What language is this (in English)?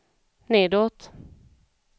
Swedish